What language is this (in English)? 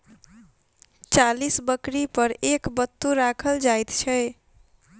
Maithili